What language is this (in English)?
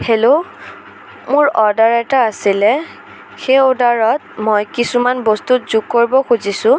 Assamese